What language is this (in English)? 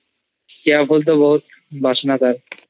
Odia